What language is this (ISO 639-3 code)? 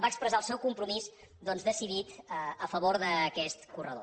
cat